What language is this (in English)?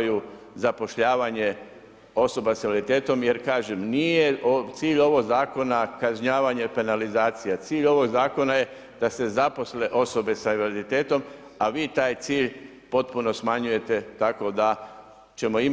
Croatian